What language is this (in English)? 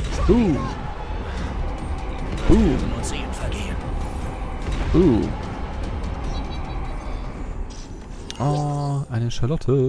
German